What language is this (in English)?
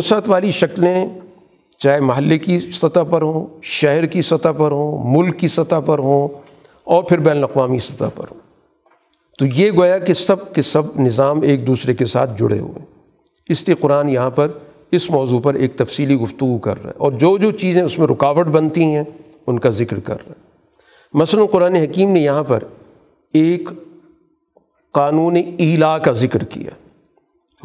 Urdu